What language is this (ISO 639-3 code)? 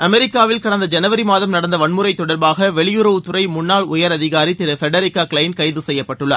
tam